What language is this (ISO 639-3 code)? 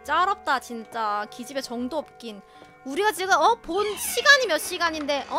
kor